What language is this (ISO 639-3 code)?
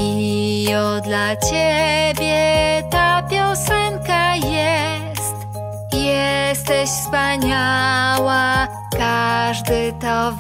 pol